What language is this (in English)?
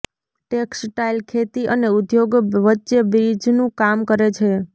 Gujarati